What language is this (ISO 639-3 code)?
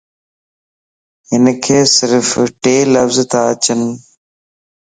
lss